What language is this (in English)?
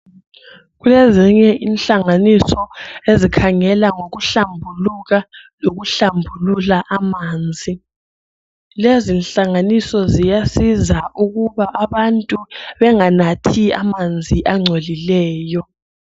North Ndebele